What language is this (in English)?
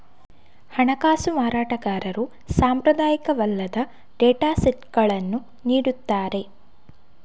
Kannada